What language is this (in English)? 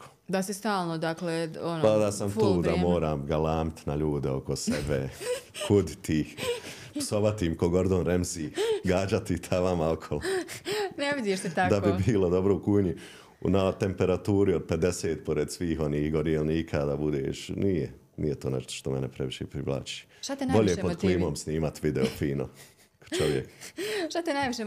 Croatian